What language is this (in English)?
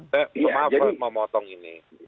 Indonesian